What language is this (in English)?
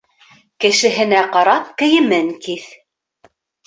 Bashkir